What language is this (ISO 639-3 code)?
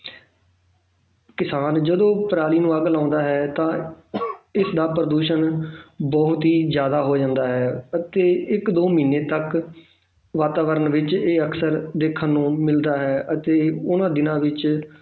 pan